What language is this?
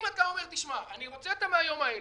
Hebrew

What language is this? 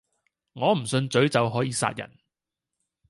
Cantonese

